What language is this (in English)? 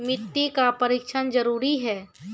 Maithili